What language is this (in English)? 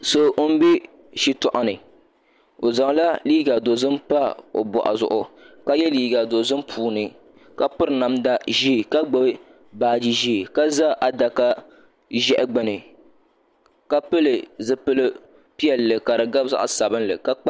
Dagbani